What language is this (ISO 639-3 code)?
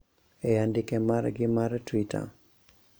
luo